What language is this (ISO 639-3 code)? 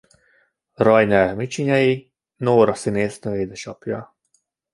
hun